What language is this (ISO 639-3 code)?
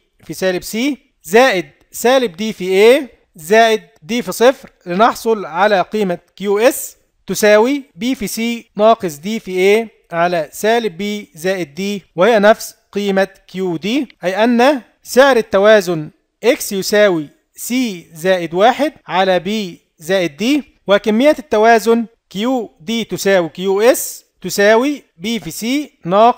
ara